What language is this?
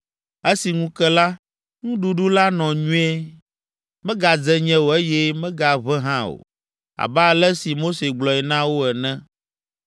Ewe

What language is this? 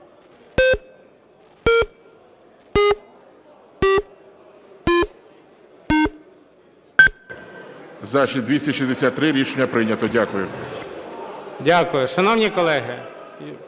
Ukrainian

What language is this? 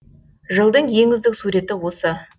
Kazakh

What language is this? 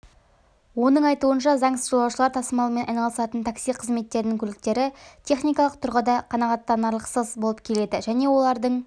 Kazakh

